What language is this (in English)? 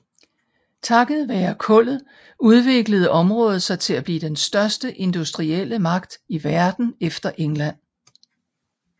Danish